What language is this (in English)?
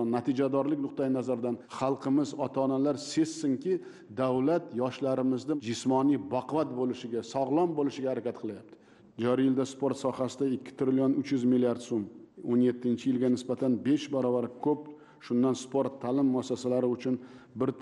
Turkish